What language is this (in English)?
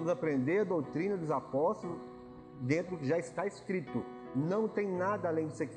Portuguese